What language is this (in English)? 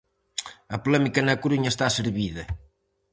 Galician